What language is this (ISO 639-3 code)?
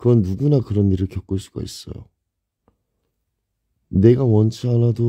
kor